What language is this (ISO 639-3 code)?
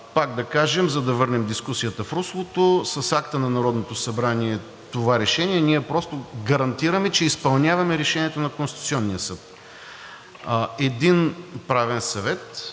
bul